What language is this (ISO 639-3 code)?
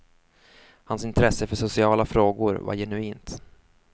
swe